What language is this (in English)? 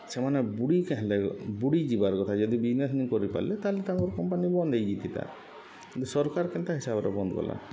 Odia